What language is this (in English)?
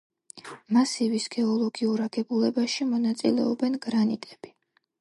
Georgian